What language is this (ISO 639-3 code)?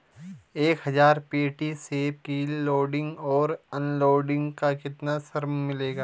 hin